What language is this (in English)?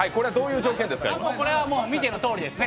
Japanese